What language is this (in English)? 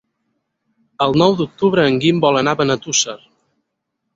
Catalan